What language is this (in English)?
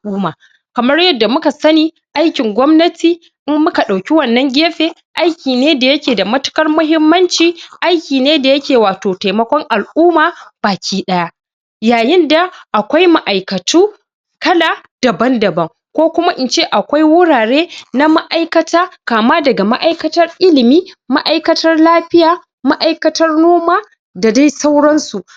Hausa